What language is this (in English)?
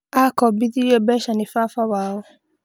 Kikuyu